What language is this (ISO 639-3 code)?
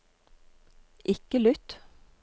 nor